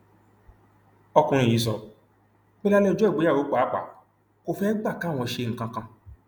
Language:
Yoruba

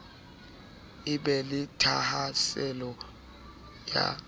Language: Southern Sotho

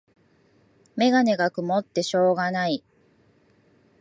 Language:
Japanese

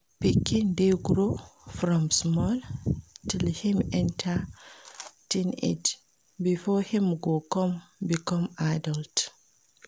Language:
Nigerian Pidgin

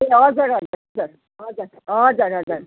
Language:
Nepali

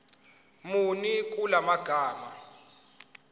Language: Zulu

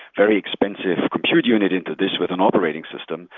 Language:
English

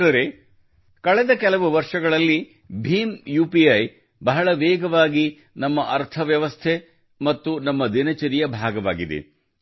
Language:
Kannada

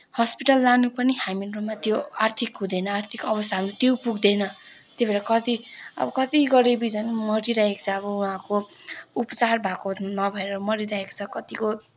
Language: Nepali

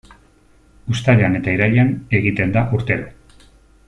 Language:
Basque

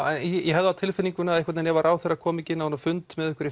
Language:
Icelandic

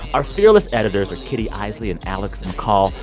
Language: English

